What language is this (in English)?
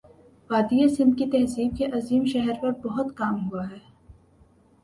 Urdu